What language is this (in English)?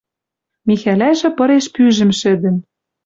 Western Mari